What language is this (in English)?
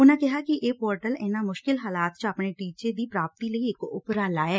Punjabi